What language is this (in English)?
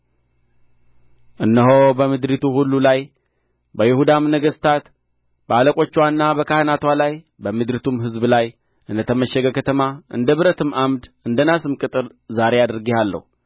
Amharic